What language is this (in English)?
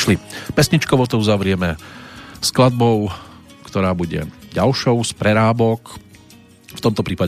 Slovak